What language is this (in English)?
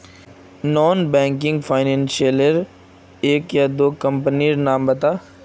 Magahi